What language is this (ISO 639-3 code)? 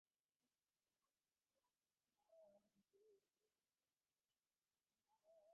ben